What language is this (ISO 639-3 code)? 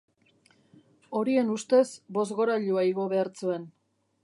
eus